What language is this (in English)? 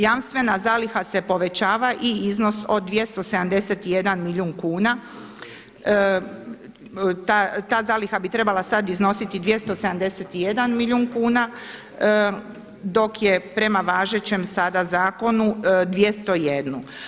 Croatian